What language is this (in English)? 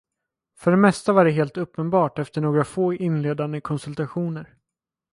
Swedish